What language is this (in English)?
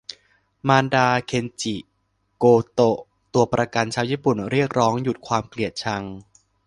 Thai